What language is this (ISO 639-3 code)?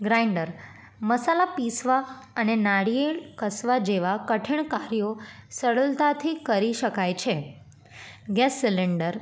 guj